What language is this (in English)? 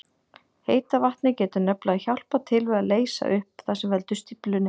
Icelandic